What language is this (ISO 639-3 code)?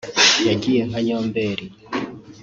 kin